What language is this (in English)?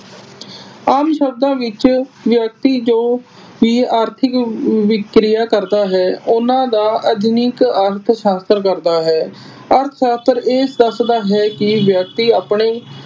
Punjabi